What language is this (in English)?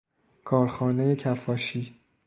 Persian